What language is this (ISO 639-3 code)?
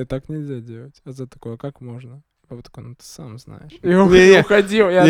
rus